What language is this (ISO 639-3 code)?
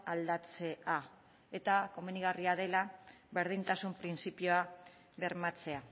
eus